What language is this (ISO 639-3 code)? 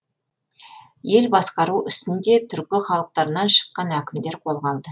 kaz